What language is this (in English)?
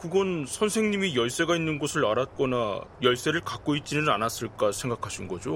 Korean